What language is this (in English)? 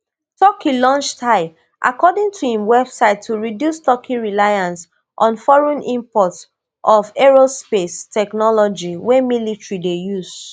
Nigerian Pidgin